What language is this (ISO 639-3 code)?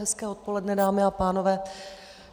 ces